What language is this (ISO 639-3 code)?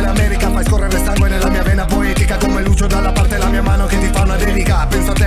ron